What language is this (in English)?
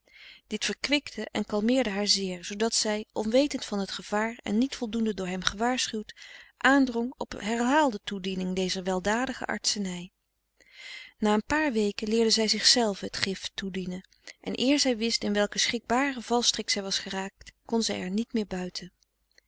Dutch